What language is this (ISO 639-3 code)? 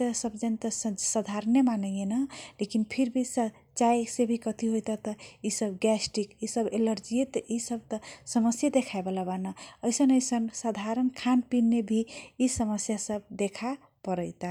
thq